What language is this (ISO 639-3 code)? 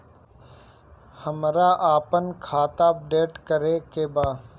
bho